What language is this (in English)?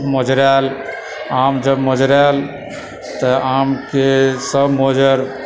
Maithili